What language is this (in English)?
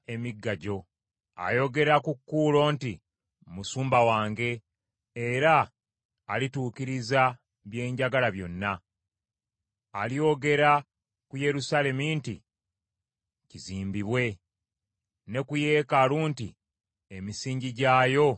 Ganda